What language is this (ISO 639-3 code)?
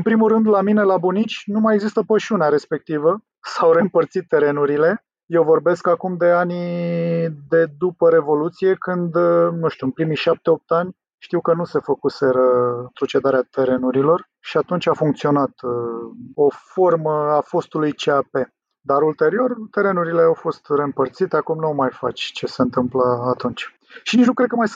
ron